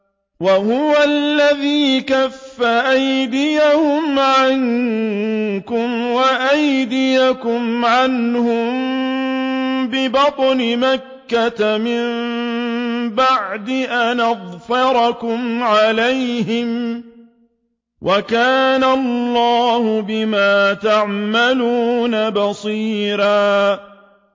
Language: Arabic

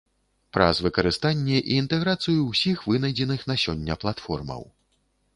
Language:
Belarusian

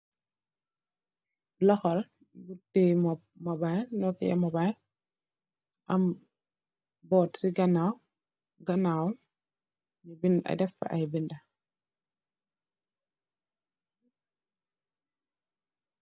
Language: Wolof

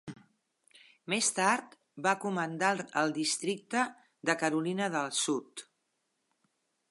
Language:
Catalan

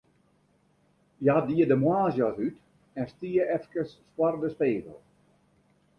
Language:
Western Frisian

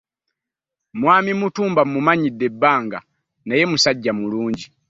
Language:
Ganda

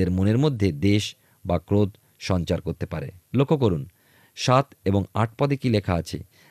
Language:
Bangla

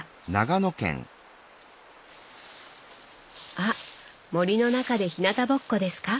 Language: Japanese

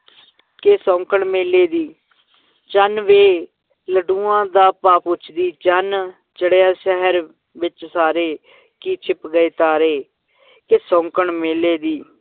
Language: Punjabi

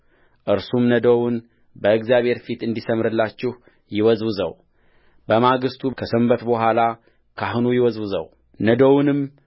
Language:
Amharic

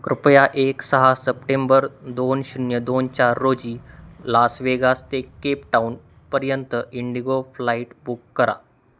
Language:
Marathi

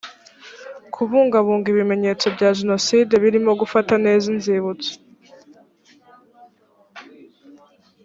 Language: Kinyarwanda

